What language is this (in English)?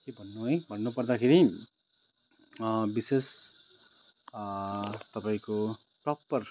Nepali